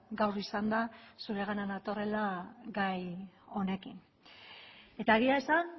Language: Basque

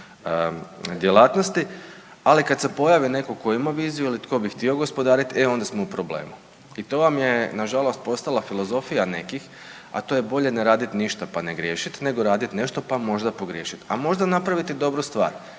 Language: Croatian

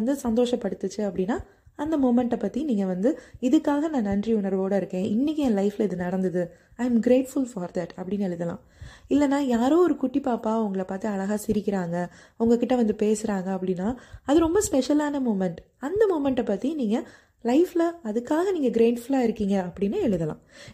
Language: Tamil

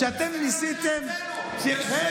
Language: Hebrew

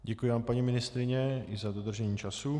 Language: Czech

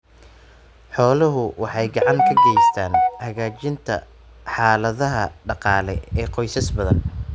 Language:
Somali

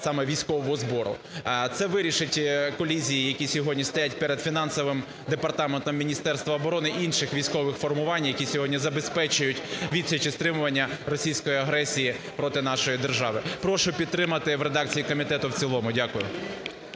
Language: Ukrainian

